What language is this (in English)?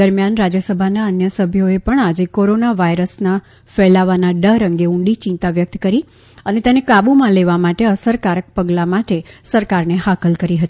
Gujarati